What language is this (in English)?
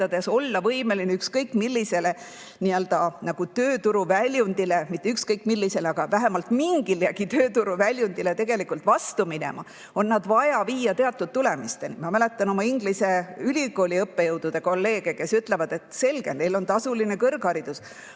Estonian